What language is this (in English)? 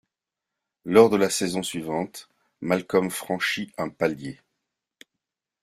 French